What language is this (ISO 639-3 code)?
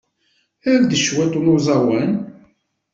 kab